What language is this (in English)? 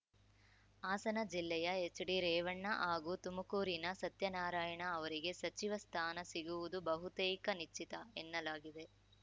Kannada